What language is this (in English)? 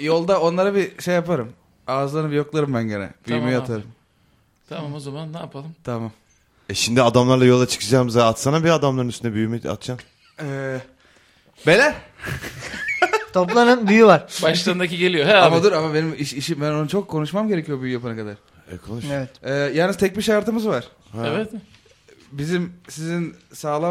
Turkish